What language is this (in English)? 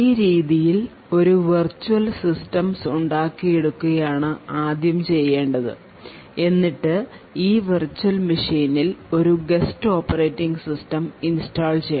Malayalam